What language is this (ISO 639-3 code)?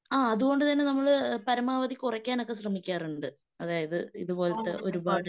mal